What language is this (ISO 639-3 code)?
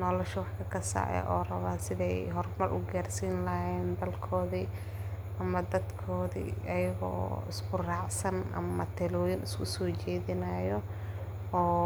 som